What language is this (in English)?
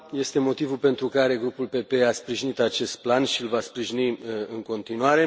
Romanian